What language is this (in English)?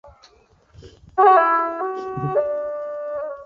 Chinese